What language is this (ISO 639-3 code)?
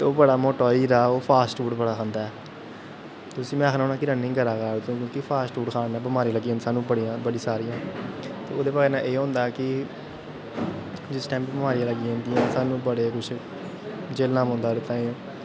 doi